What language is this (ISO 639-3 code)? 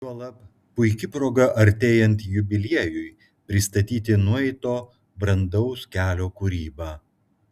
lit